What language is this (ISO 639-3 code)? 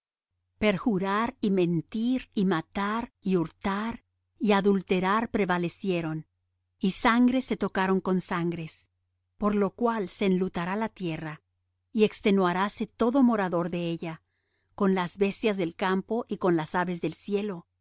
spa